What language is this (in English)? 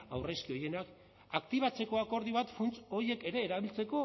Basque